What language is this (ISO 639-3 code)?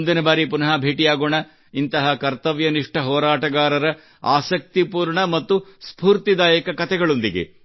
kan